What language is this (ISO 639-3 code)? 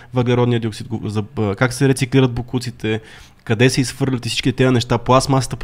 bul